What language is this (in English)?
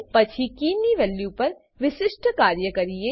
Gujarati